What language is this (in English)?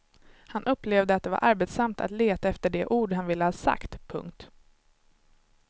Swedish